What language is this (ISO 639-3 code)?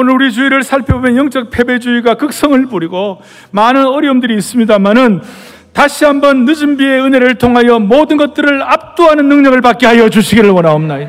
kor